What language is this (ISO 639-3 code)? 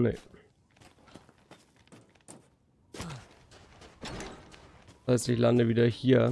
deu